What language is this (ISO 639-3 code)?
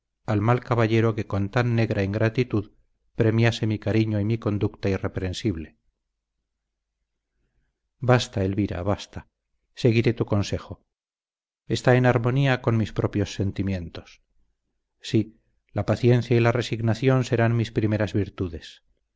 spa